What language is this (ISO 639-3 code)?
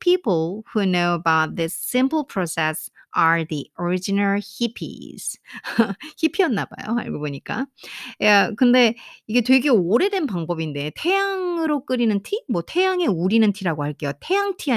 kor